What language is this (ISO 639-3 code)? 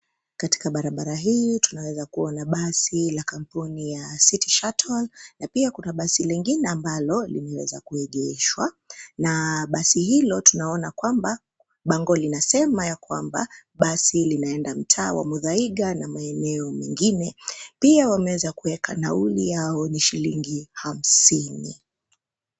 swa